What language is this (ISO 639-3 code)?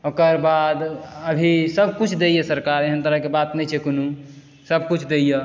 mai